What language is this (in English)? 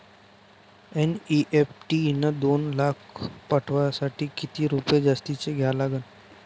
Marathi